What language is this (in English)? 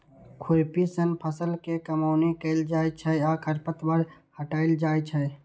Maithili